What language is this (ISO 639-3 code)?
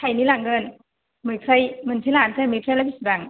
brx